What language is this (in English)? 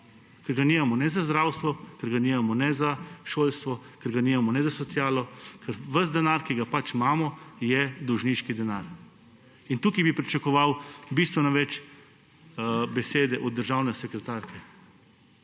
Slovenian